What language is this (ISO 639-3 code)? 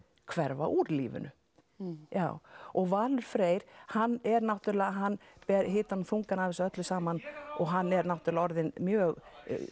isl